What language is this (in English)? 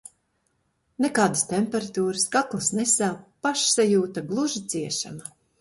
Latvian